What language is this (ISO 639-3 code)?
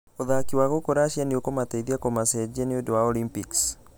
kik